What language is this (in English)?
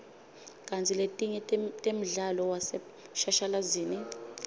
Swati